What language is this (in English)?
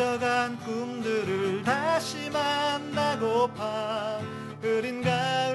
Korean